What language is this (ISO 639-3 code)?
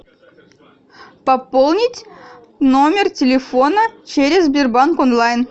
rus